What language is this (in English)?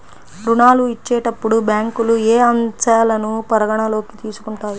Telugu